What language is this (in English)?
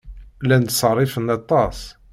Kabyle